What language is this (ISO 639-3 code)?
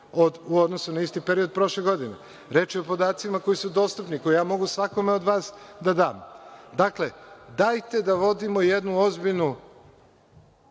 srp